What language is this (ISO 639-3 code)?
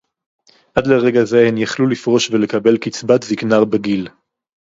heb